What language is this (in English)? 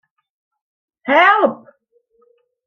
Western Frisian